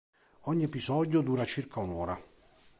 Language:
Italian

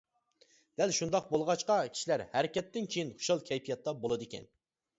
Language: Uyghur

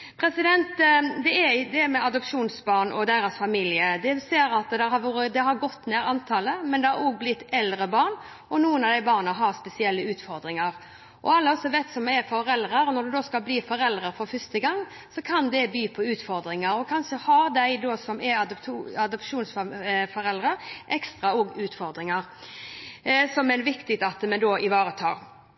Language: Norwegian Bokmål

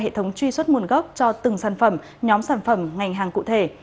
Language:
Vietnamese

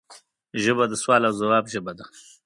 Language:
Pashto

